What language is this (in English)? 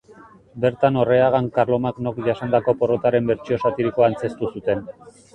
Basque